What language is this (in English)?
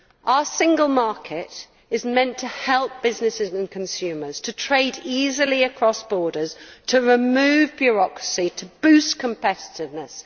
English